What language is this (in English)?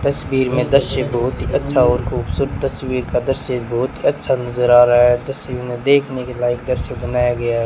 Hindi